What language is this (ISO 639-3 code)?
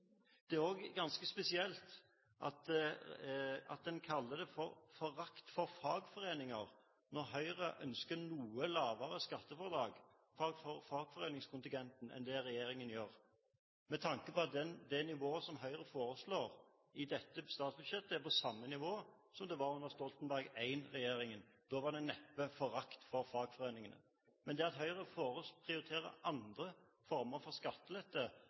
nob